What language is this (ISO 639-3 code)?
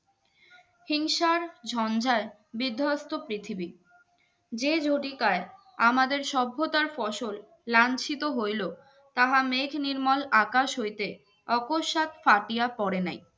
ben